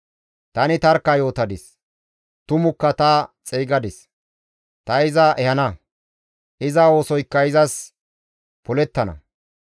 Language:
Gamo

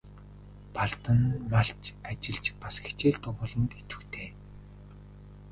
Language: Mongolian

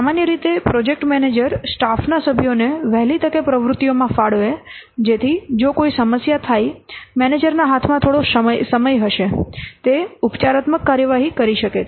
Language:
Gujarati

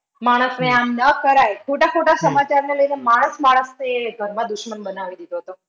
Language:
Gujarati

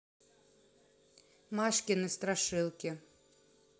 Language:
Russian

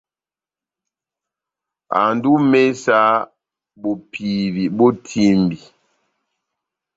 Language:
Batanga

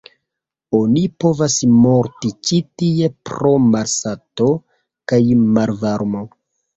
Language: Esperanto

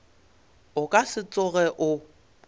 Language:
Northern Sotho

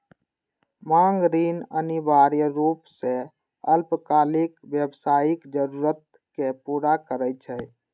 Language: Maithili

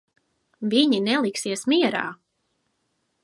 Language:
Latvian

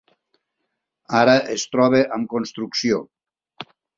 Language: Catalan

